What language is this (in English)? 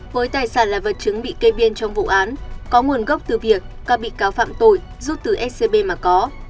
Vietnamese